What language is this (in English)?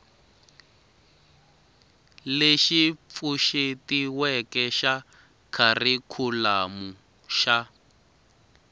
Tsonga